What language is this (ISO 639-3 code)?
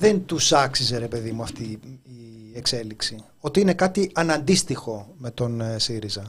ell